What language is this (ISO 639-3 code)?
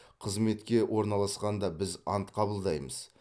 kaz